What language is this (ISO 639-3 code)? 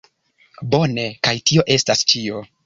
epo